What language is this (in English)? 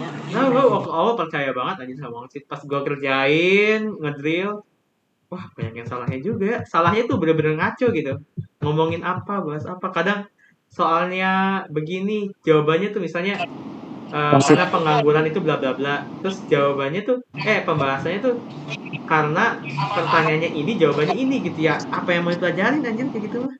Indonesian